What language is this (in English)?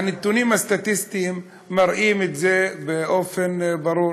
Hebrew